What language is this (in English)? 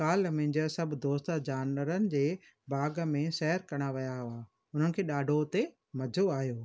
Sindhi